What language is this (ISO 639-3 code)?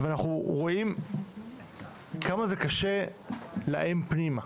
heb